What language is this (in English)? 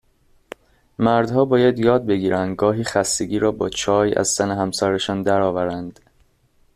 Persian